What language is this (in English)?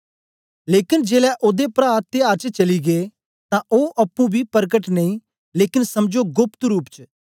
Dogri